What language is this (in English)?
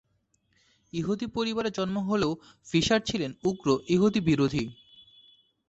Bangla